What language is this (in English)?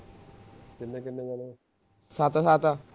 Punjabi